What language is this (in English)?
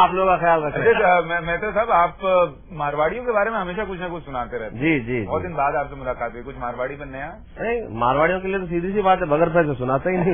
Hindi